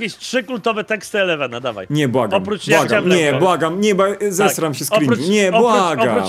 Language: Polish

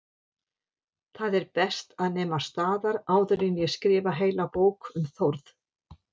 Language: Icelandic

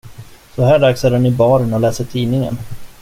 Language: Swedish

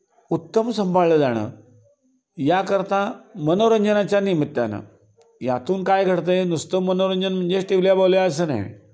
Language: Marathi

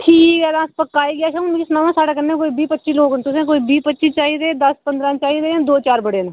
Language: Dogri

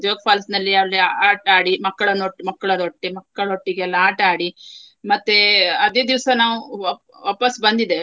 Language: Kannada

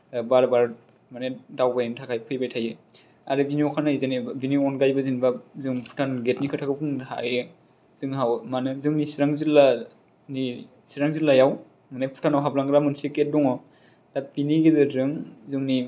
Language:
Bodo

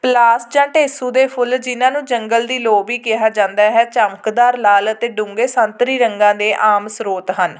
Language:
Punjabi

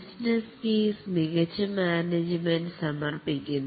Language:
Malayalam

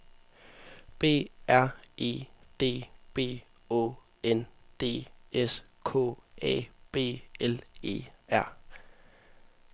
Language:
Danish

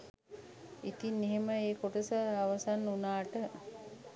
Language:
Sinhala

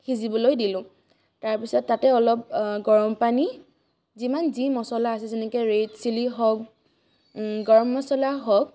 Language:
Assamese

